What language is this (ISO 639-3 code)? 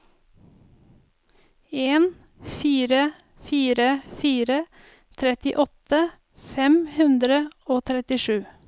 nor